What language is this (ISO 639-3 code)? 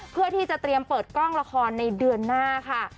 tha